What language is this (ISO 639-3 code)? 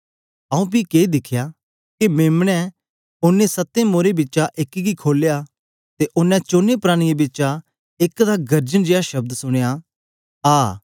doi